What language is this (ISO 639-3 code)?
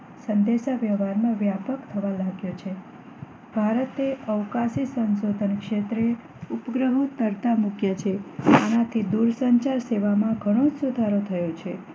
guj